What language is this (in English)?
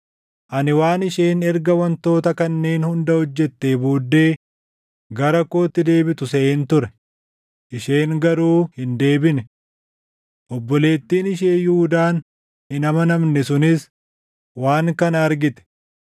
Oromo